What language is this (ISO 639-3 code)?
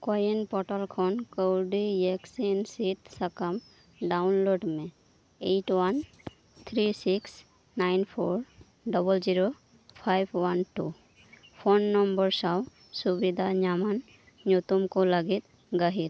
sat